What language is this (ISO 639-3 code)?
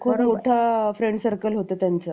mar